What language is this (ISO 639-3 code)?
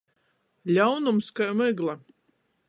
ltg